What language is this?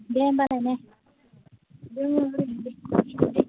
Bodo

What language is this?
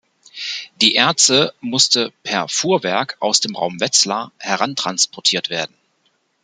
German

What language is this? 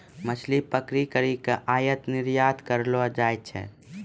Maithili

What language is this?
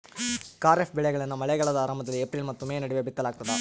Kannada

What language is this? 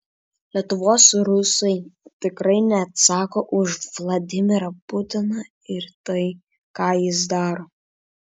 Lithuanian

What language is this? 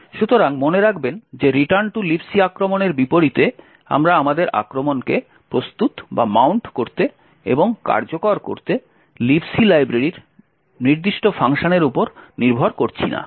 Bangla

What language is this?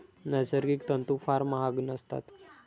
Marathi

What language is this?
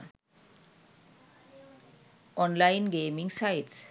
Sinhala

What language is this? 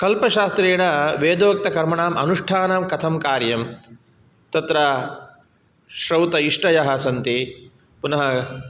Sanskrit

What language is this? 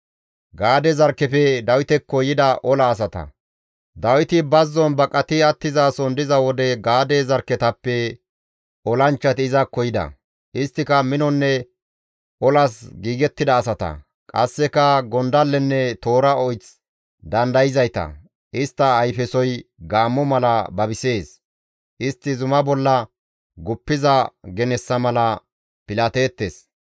Gamo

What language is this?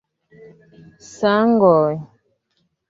Esperanto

